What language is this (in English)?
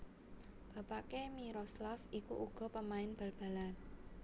Javanese